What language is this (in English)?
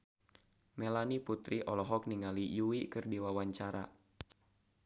Sundanese